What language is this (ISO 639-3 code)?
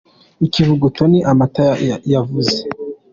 kin